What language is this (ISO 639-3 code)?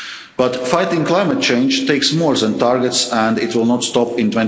eng